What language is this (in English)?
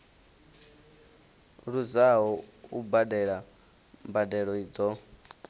Venda